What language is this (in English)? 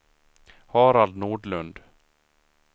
Swedish